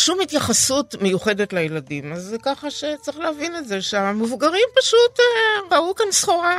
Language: Hebrew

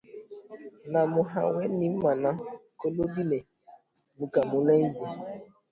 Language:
Igbo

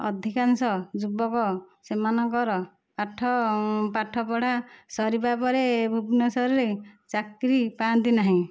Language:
Odia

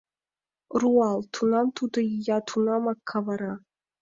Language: Mari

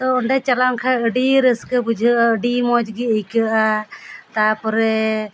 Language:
Santali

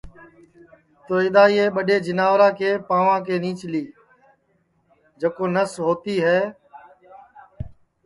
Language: Sansi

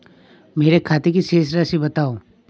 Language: Hindi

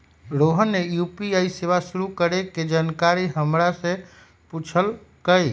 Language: Magahi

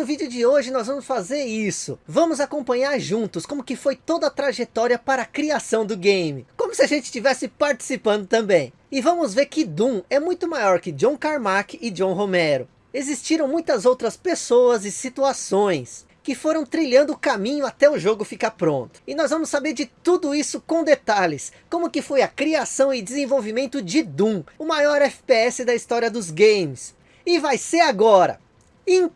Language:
Portuguese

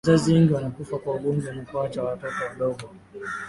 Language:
Swahili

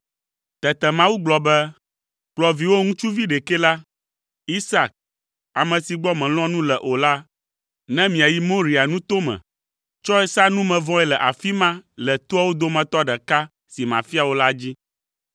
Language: Ewe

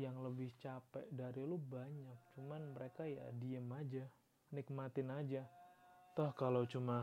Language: Indonesian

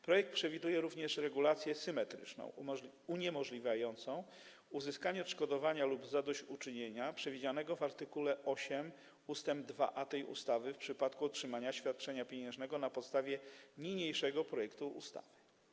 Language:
Polish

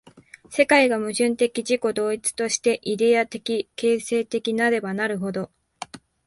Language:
Japanese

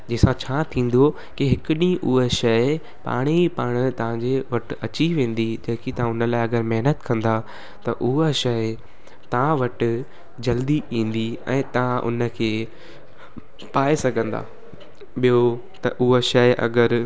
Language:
Sindhi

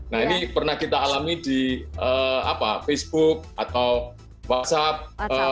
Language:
Indonesian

